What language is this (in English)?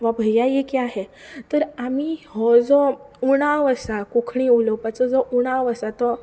Konkani